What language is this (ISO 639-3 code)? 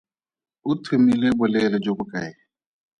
tsn